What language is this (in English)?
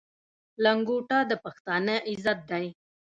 Pashto